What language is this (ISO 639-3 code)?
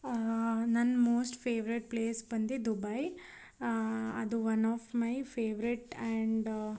kan